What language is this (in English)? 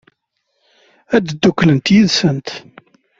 Kabyle